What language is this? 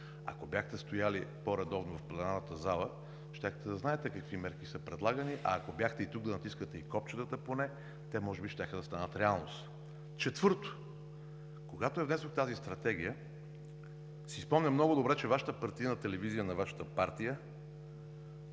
Bulgarian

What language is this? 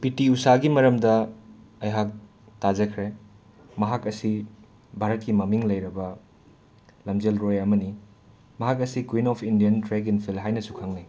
Manipuri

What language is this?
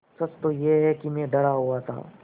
Hindi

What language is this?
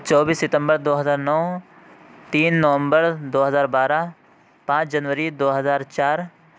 Urdu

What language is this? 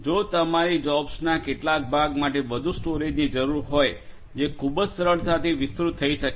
Gujarati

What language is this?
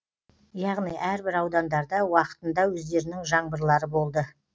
Kazakh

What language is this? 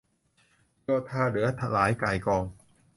Thai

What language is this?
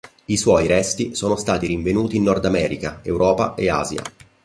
Italian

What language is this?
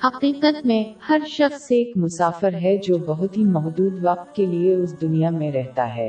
Urdu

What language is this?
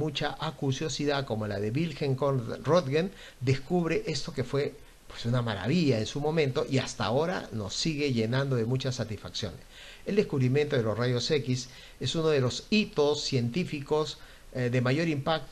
Spanish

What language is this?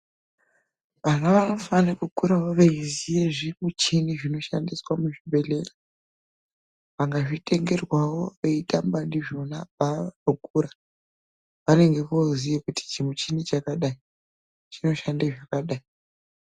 Ndau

